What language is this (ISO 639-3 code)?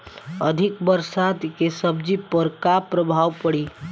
bho